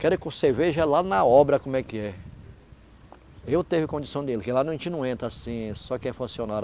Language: Portuguese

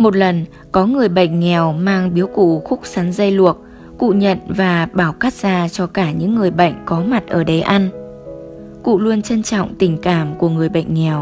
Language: Vietnamese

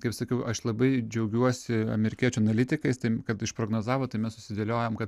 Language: Lithuanian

